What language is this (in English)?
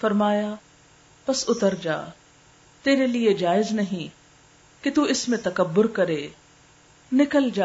Urdu